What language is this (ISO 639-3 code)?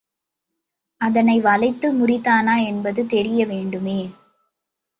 tam